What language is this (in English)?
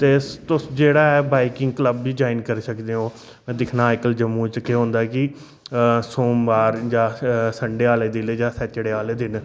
Dogri